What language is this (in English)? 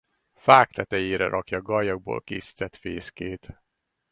Hungarian